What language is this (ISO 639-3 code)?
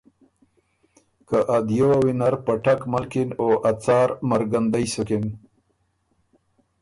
oru